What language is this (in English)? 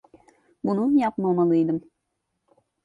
Turkish